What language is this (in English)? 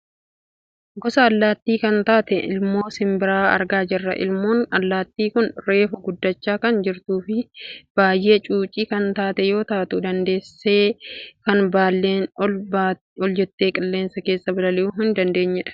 Oromo